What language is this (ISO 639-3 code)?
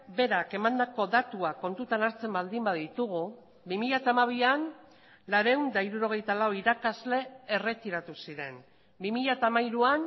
eus